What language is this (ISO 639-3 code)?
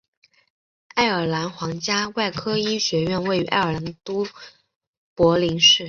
zho